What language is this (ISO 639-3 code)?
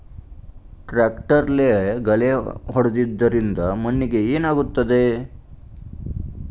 kan